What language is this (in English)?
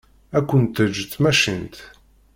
Kabyle